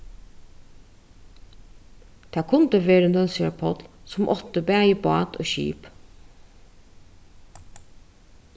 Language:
Faroese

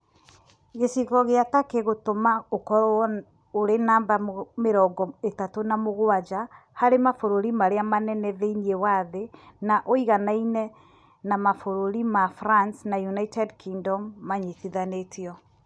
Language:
Kikuyu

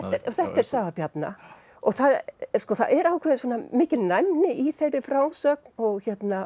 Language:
Icelandic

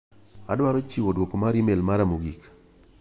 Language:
Luo (Kenya and Tanzania)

